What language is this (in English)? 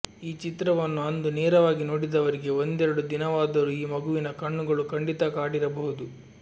Kannada